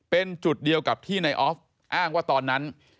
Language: Thai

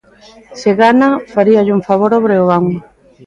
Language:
Galician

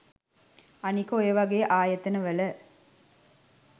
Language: Sinhala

